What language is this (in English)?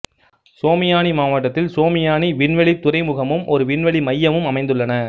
Tamil